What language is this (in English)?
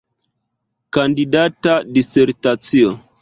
Esperanto